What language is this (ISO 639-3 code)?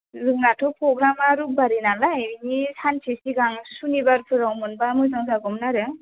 brx